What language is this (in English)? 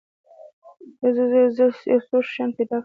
Pashto